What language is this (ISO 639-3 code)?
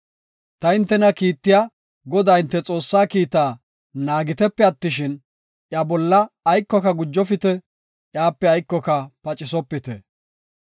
gof